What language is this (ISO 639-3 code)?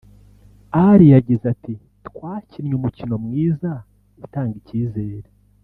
kin